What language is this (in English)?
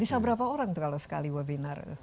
Indonesian